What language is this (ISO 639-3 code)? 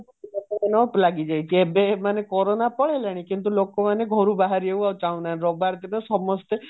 ori